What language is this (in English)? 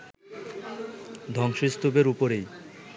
Bangla